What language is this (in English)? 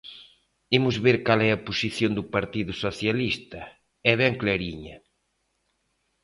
Galician